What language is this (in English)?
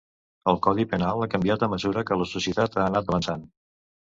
Catalan